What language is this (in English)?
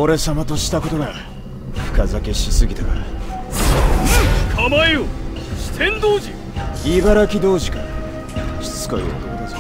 Japanese